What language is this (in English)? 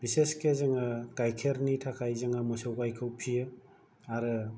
Bodo